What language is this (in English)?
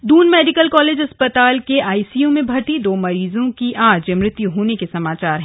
Hindi